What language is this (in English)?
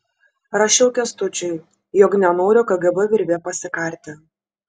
Lithuanian